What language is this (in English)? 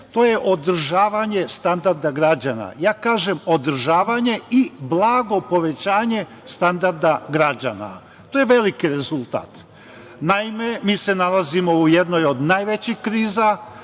Serbian